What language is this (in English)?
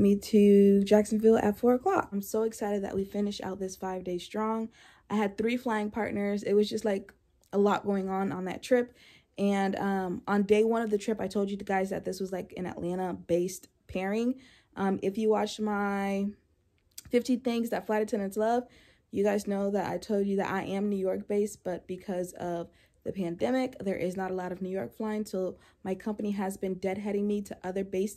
English